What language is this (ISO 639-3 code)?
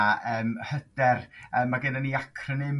cym